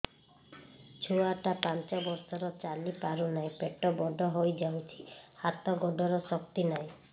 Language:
Odia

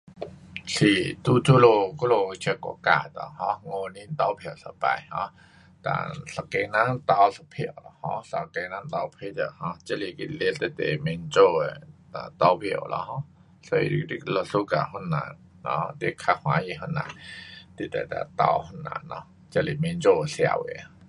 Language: Pu-Xian Chinese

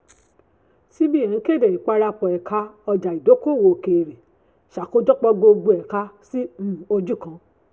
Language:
Yoruba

